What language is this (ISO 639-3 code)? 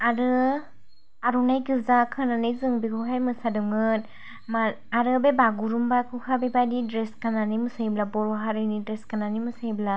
brx